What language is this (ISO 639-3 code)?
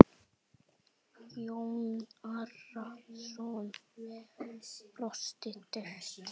isl